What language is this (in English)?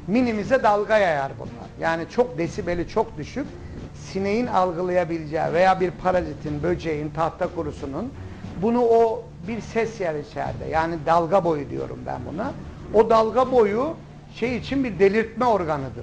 Turkish